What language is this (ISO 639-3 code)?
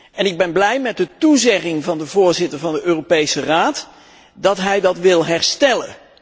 nld